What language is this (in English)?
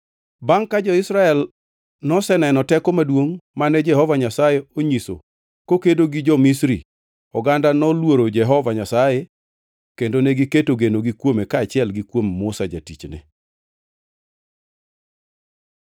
Luo (Kenya and Tanzania)